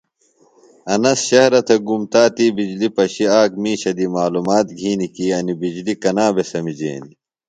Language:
Phalura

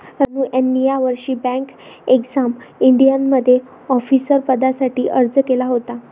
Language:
Marathi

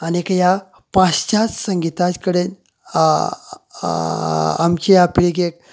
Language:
Konkani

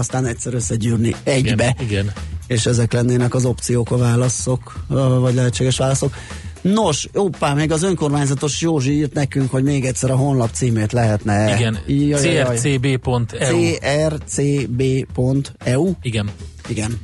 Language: Hungarian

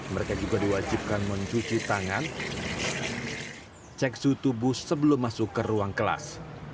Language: Indonesian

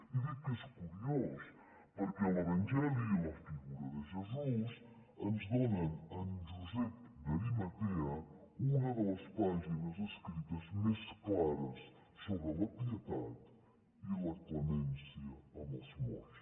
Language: Catalan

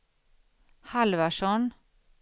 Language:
Swedish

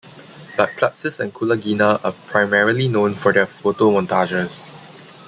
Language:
English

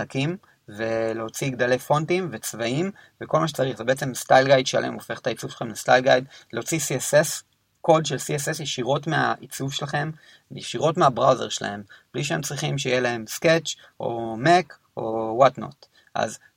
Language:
Hebrew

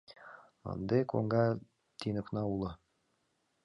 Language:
Mari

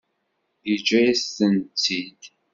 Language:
Kabyle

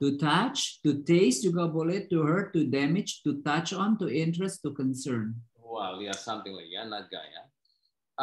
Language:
Indonesian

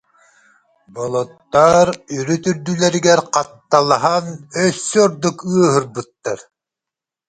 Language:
Yakut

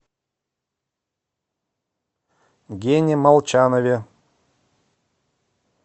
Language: Russian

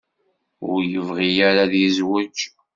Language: Kabyle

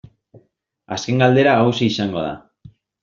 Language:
Basque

